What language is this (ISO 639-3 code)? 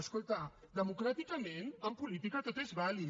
cat